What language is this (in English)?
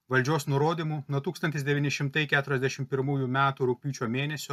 Lithuanian